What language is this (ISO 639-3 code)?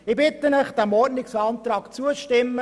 gsw